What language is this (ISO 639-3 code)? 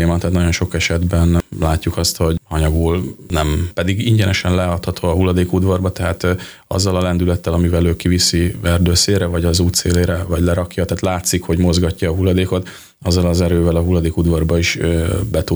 hun